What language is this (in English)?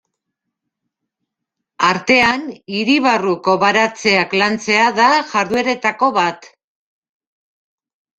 Basque